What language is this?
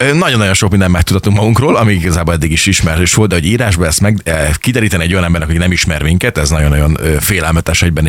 Hungarian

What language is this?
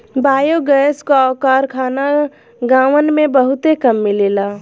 Bhojpuri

